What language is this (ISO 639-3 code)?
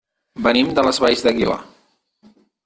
cat